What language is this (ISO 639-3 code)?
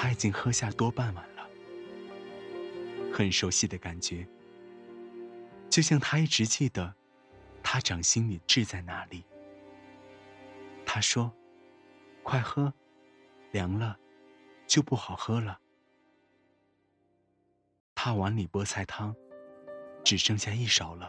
zho